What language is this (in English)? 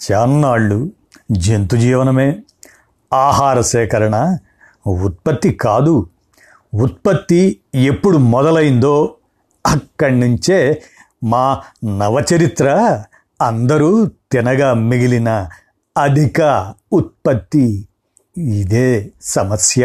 Telugu